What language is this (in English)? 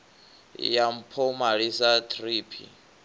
Venda